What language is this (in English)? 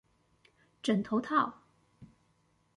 Chinese